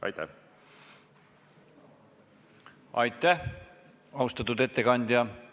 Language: Estonian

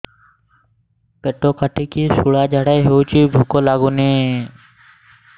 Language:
Odia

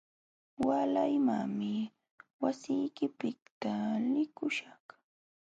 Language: Jauja Wanca Quechua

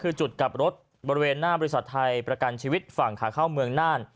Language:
Thai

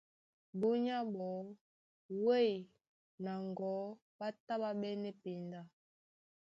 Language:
Duala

